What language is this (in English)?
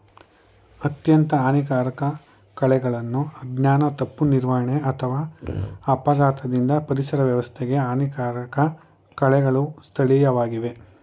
Kannada